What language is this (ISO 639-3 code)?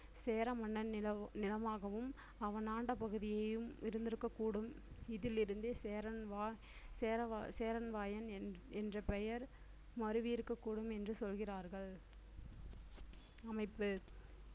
tam